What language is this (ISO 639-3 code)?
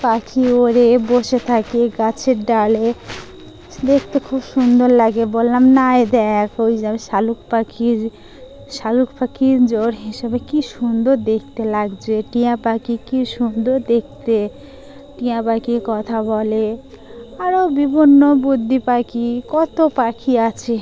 ben